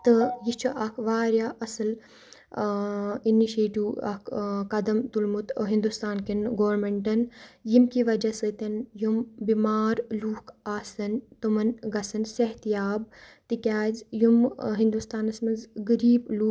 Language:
Kashmiri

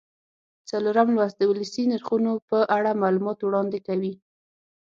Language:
Pashto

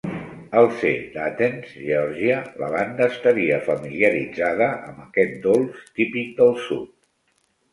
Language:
Catalan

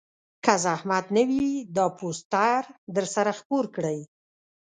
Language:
Pashto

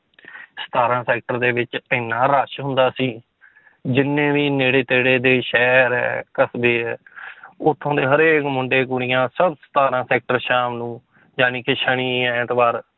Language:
Punjabi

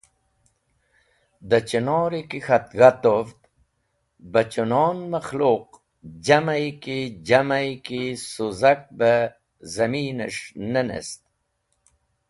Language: Wakhi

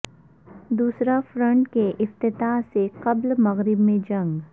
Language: Urdu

